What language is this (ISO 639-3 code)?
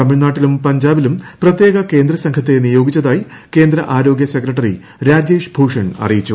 mal